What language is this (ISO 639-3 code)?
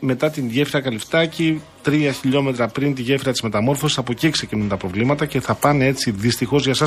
ell